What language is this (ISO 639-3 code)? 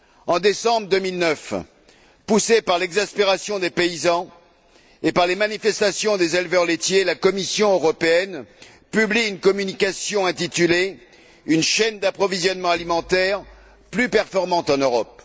fra